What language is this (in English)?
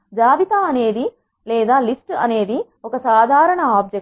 Telugu